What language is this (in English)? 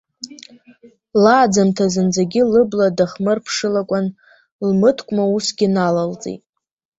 Abkhazian